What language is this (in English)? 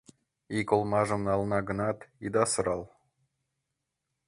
Mari